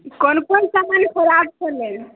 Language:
Maithili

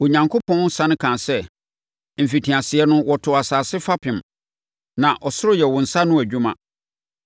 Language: Akan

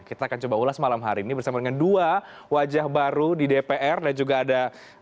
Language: Indonesian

